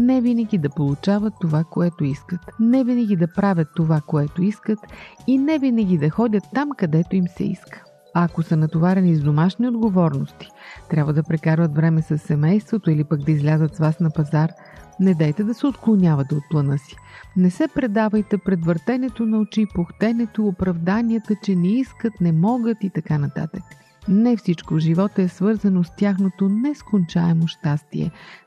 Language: Bulgarian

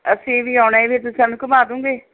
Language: Punjabi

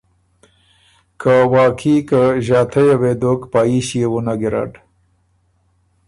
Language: Ormuri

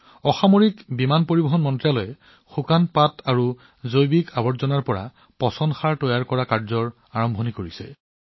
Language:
Assamese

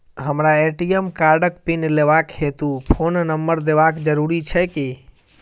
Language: Maithili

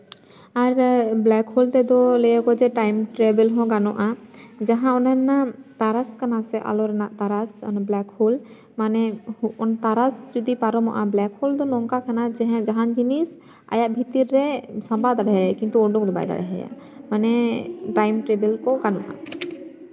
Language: Santali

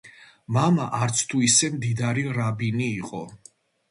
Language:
Georgian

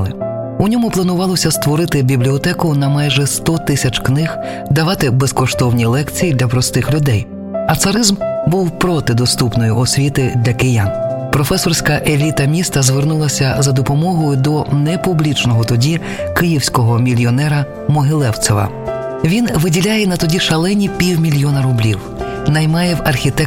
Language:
Ukrainian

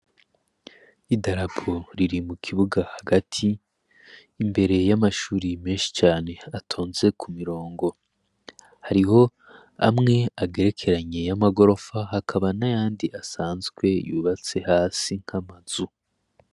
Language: Rundi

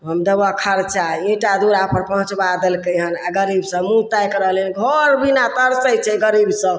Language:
Maithili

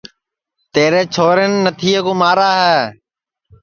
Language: Sansi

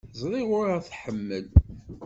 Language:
Kabyle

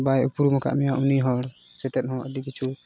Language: Santali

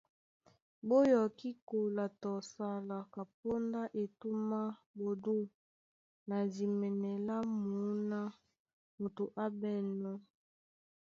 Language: Duala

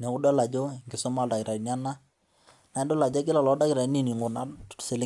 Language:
Masai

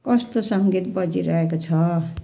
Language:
Nepali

